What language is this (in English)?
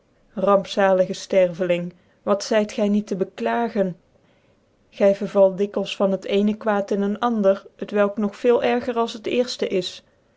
Dutch